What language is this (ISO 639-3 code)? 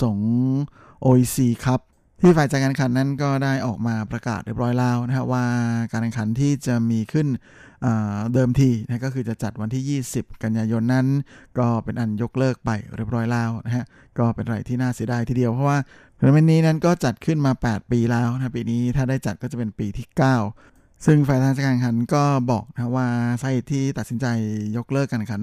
tha